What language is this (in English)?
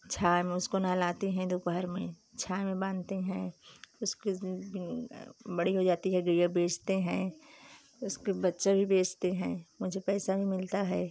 Hindi